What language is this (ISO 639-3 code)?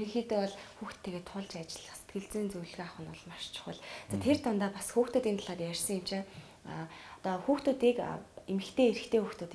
ara